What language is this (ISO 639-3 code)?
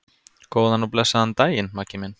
isl